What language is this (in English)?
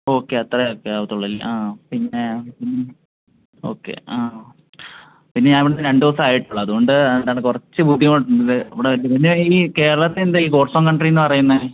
Malayalam